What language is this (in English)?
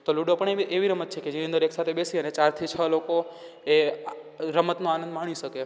Gujarati